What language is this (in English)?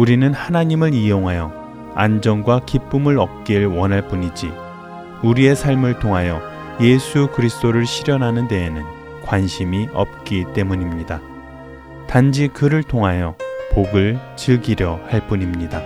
Korean